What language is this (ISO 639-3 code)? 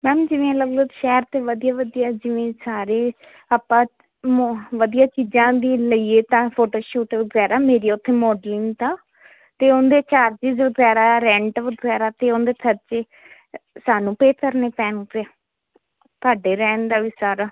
pan